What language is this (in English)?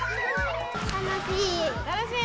Japanese